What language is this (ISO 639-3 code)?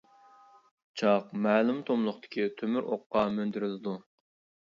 uig